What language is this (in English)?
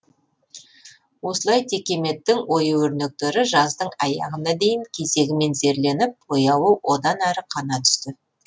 Kazakh